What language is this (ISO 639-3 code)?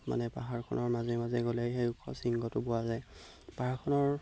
asm